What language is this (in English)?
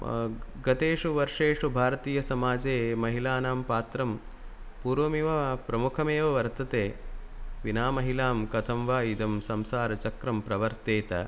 Sanskrit